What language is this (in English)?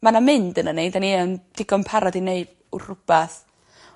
Welsh